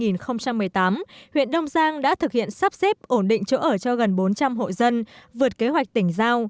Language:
Vietnamese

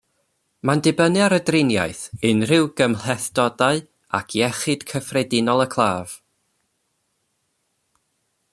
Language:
Welsh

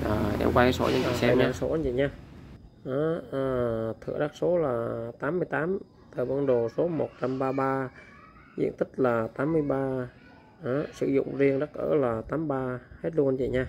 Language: Vietnamese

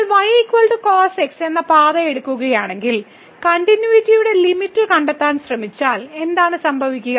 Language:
Malayalam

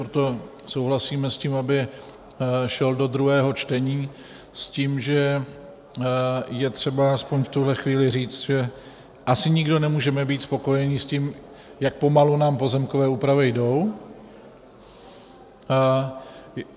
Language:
Czech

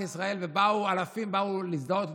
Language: Hebrew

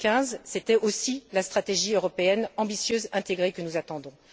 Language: French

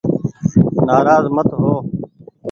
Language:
Goaria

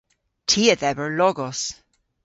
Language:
Cornish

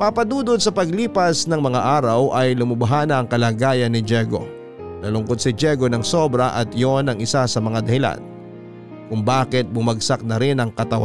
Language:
Filipino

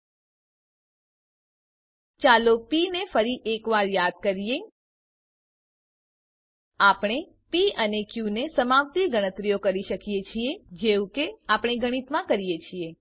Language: Gujarati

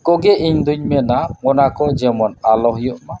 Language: Santali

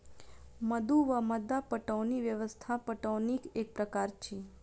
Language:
Maithili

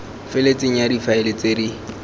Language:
Tswana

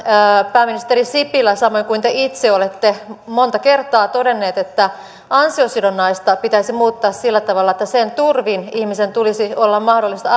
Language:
Finnish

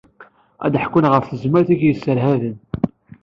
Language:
Kabyle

